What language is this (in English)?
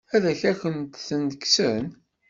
Kabyle